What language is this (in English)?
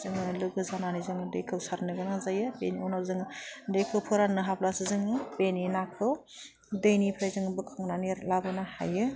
Bodo